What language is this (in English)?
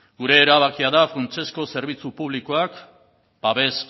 Basque